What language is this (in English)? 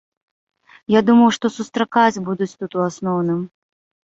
Belarusian